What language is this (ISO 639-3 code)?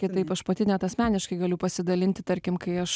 lit